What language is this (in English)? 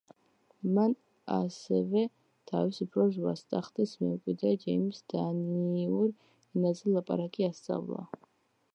Georgian